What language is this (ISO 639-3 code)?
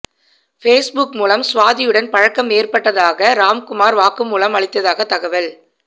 tam